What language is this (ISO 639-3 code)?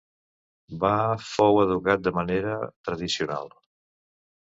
cat